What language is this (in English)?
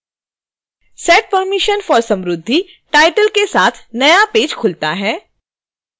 Hindi